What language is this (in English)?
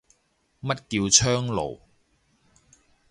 Cantonese